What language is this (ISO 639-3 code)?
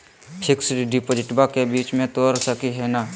mag